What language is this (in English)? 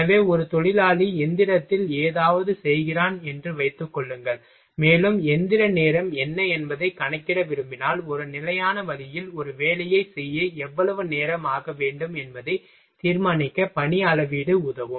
Tamil